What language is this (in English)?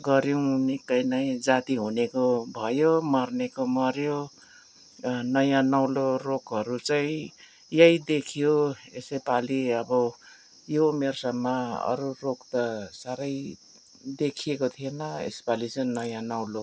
Nepali